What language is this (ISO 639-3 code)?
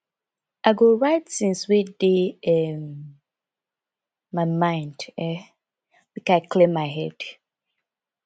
pcm